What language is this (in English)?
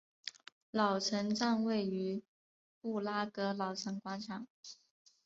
Chinese